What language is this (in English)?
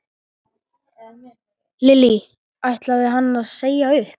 Icelandic